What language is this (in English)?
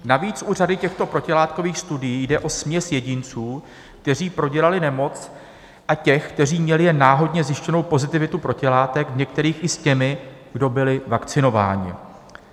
Czech